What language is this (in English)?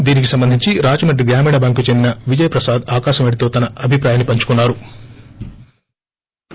Telugu